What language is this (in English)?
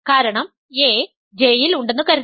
Malayalam